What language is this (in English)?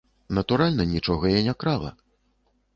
Belarusian